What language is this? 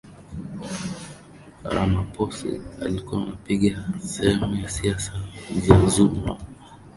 Swahili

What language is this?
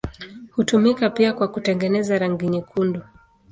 Swahili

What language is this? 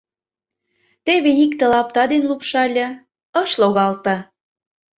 Mari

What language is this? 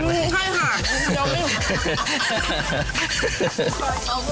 Thai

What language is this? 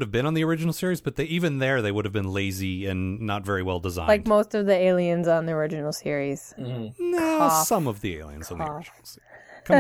English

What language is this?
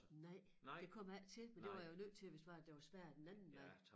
Danish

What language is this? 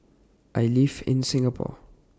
English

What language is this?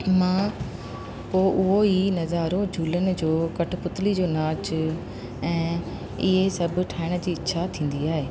Sindhi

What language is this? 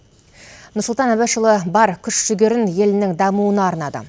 Kazakh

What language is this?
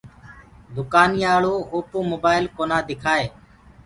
Gurgula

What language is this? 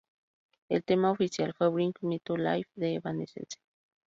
Spanish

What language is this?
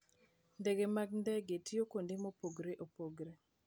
Luo (Kenya and Tanzania)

